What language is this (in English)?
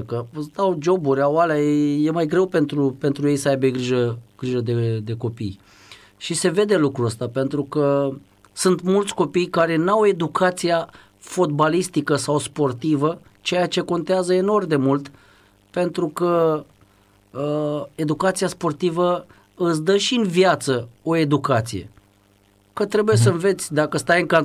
Romanian